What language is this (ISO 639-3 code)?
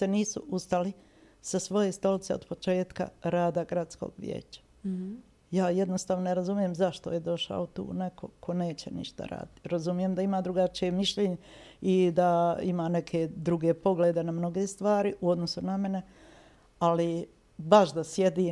hrv